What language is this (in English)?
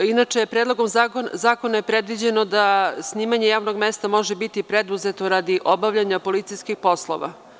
Serbian